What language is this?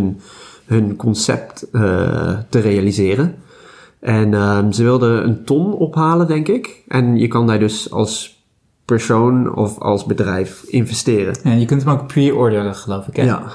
Dutch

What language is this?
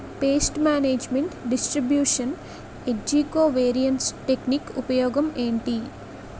Telugu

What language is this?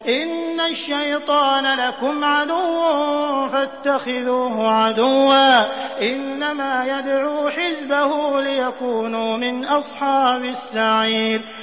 Arabic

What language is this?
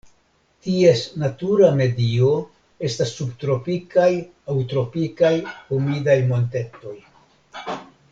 Esperanto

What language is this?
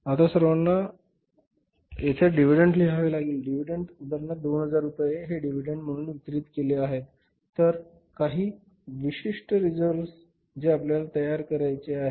Marathi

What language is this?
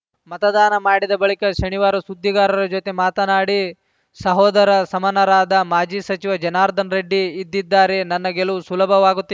Kannada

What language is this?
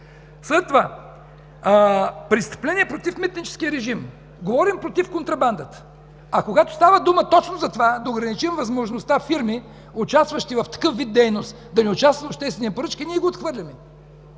Bulgarian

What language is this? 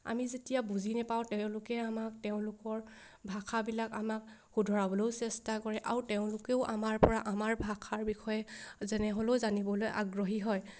Assamese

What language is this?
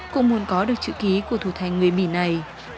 Vietnamese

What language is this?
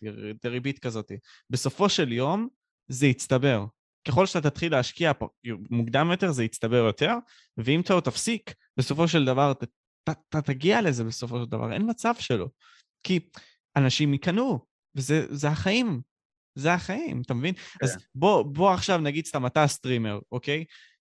Hebrew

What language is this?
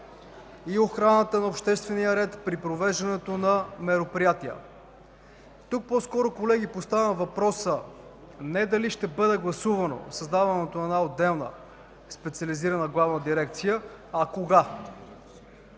Bulgarian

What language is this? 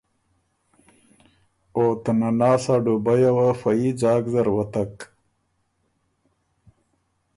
Ormuri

